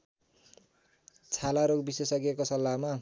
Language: Nepali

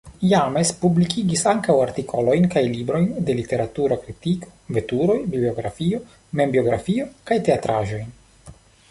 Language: Esperanto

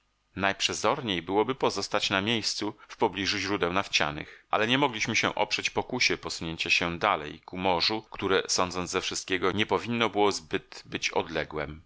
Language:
Polish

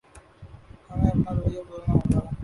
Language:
Urdu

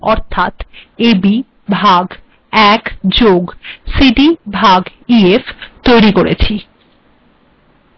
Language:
Bangla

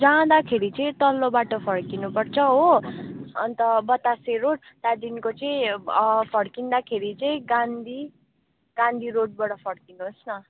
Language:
Nepali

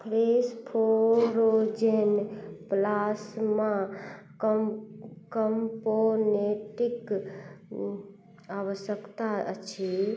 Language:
Maithili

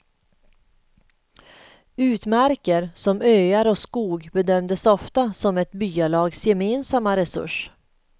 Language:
Swedish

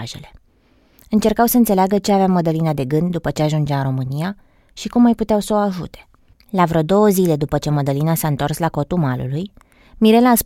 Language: Romanian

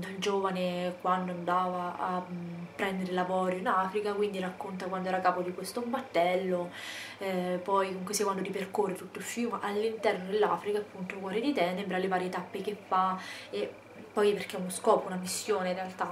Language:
Italian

